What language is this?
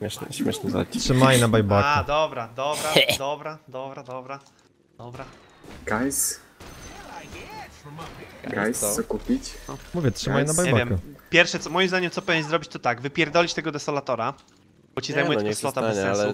Polish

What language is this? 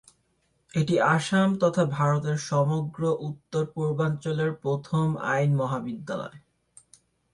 Bangla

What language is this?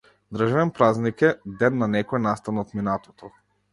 Macedonian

